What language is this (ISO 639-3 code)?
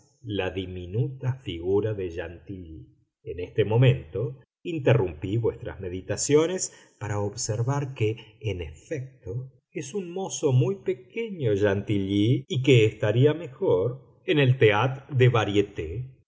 spa